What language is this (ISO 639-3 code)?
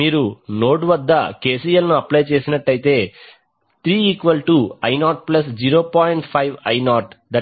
tel